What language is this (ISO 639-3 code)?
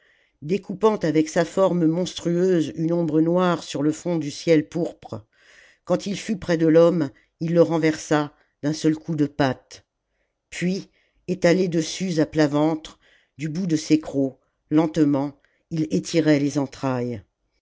fra